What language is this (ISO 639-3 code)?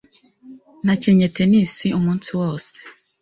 kin